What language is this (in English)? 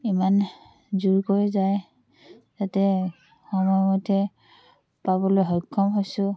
Assamese